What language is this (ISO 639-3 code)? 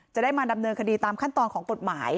tha